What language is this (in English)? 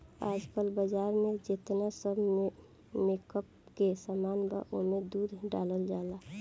Bhojpuri